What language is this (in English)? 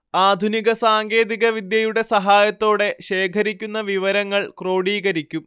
Malayalam